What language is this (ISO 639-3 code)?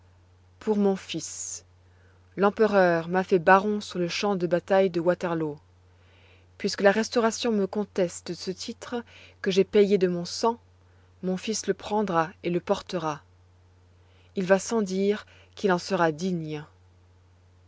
fra